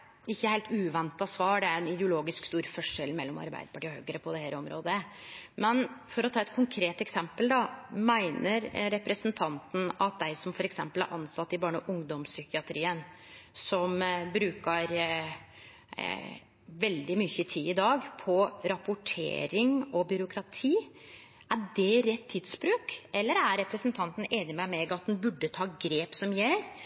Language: Norwegian Nynorsk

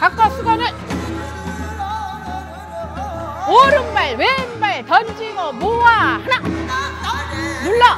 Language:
Korean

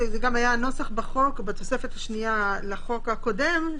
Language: Hebrew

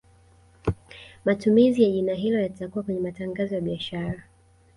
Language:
Swahili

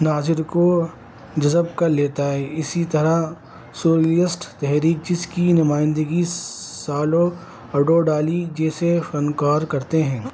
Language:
Urdu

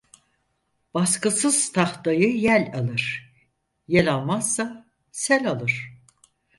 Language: Turkish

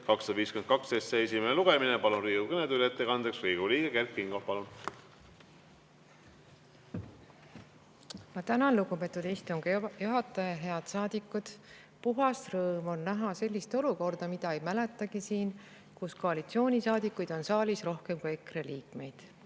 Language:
Estonian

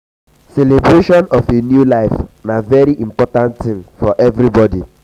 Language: Nigerian Pidgin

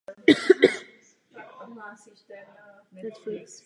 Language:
Czech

